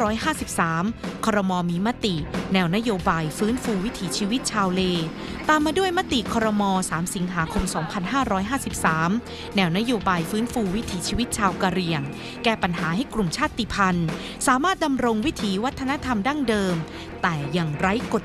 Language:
Thai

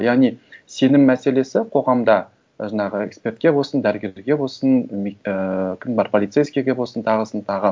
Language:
Kazakh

